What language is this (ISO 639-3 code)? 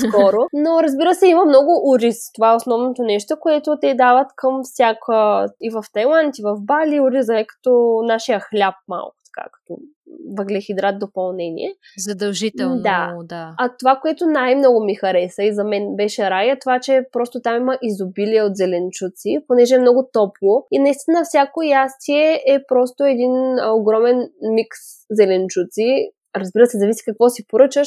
bul